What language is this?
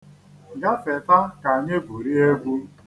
Igbo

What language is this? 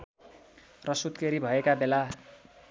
Nepali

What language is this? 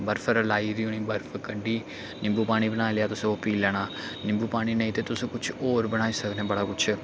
Dogri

